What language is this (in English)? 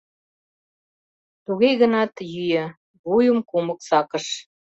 Mari